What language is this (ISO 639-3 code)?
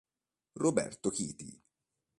ita